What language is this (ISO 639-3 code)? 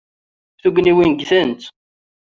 kab